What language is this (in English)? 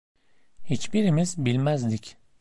Turkish